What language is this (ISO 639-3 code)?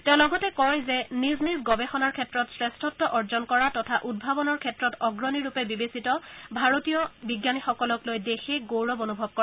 asm